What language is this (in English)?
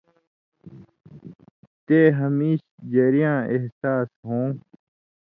Indus Kohistani